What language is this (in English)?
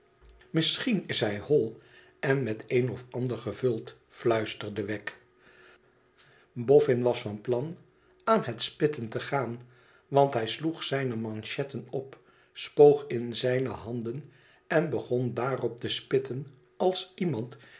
Dutch